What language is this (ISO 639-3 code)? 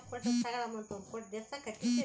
kan